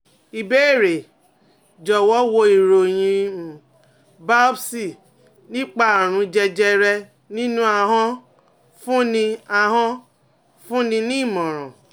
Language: Yoruba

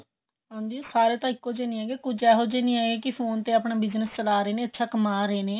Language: Punjabi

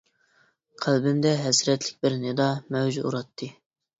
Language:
Uyghur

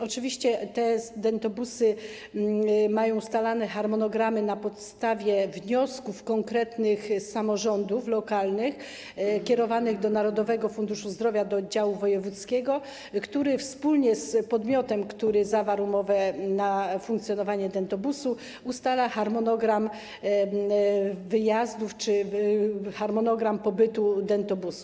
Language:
Polish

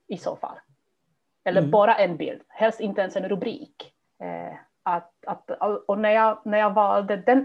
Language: Swedish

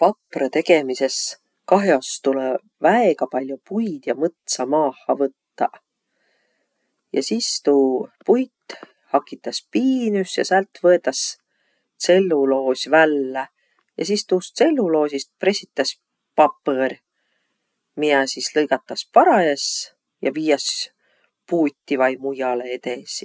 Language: Võro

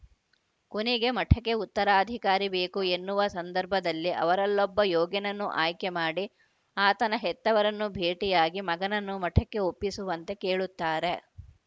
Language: Kannada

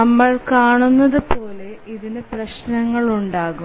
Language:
Malayalam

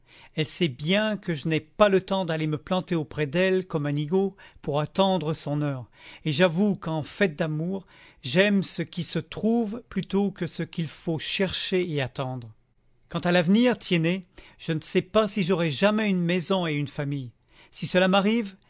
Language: French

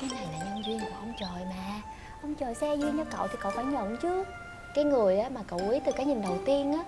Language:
Vietnamese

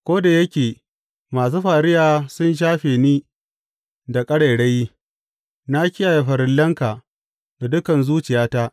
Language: Hausa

